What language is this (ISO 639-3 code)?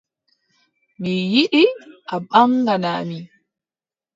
fub